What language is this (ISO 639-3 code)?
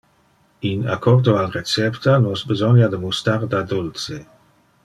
ina